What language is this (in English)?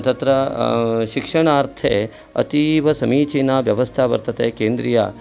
Sanskrit